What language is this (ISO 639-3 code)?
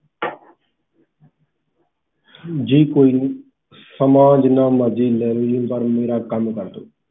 pan